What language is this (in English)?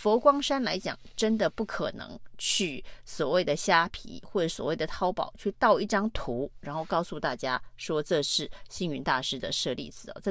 Chinese